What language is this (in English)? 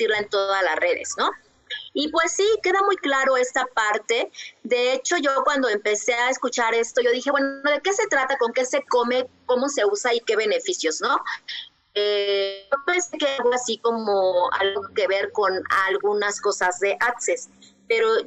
Spanish